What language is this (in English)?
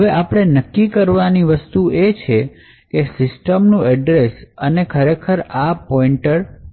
Gujarati